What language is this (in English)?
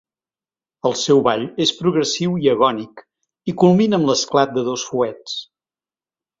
Catalan